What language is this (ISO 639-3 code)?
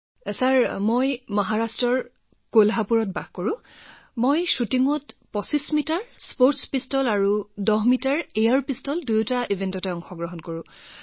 asm